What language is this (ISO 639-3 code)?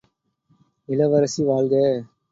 tam